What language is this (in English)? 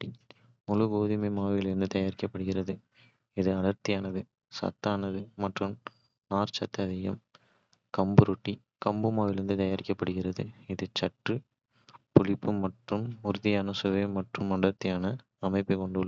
Kota (India)